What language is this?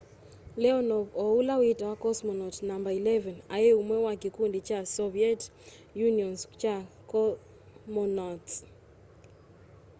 Kamba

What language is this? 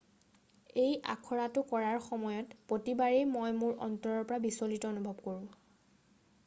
Assamese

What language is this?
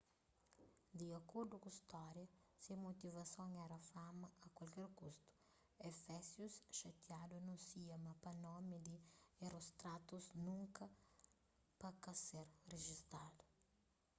Kabuverdianu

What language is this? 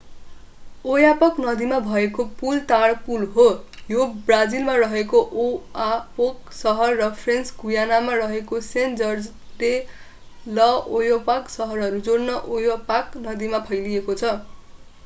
Nepali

